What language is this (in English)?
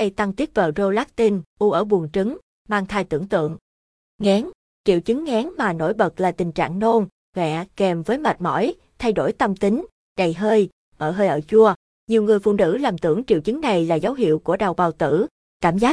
Vietnamese